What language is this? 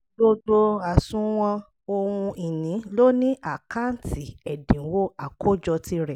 Yoruba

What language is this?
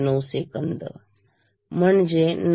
Marathi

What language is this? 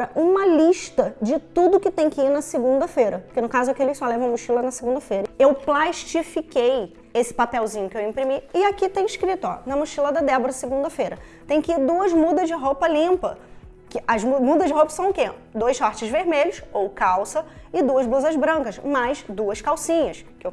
Portuguese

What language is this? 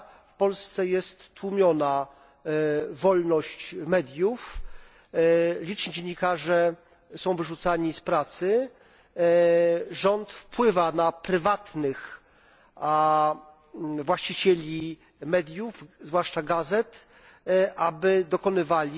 Polish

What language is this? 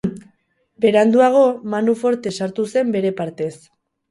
Basque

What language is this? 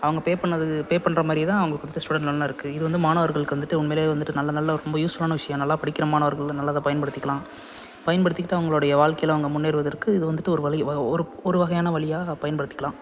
Tamil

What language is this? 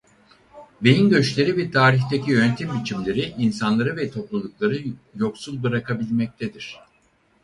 Turkish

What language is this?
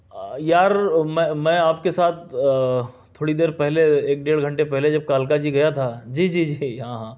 Urdu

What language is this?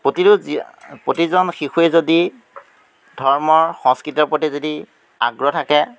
Assamese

